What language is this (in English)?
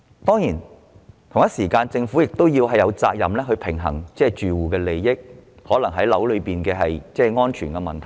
Cantonese